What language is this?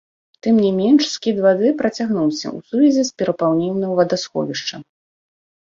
Belarusian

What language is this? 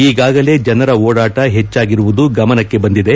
Kannada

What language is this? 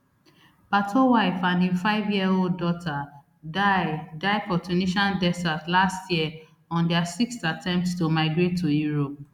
Nigerian Pidgin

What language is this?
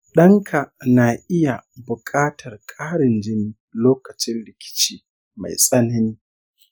Hausa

